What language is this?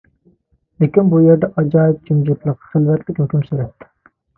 Uyghur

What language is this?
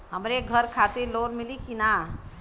Bhojpuri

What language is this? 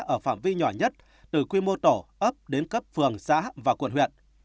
Vietnamese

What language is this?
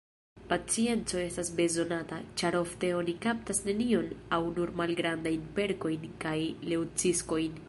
Esperanto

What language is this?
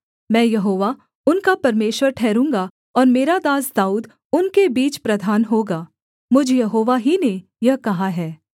Hindi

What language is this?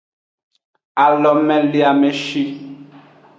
Aja (Benin)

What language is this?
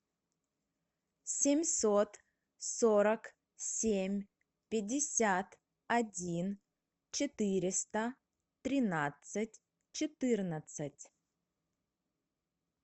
Russian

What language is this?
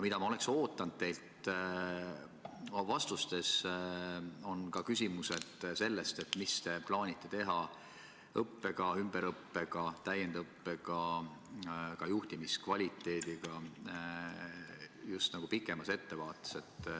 Estonian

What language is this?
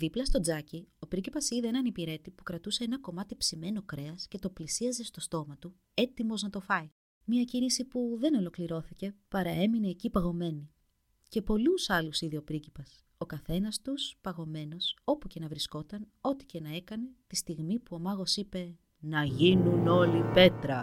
Greek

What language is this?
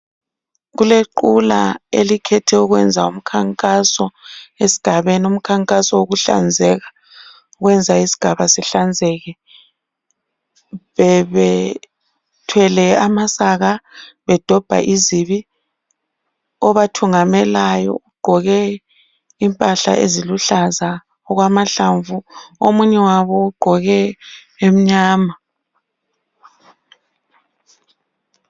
North Ndebele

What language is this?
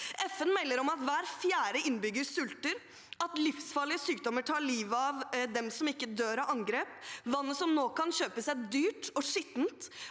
Norwegian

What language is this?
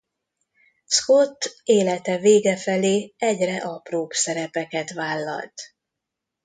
Hungarian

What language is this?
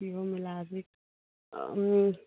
Manipuri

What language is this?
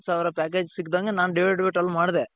Kannada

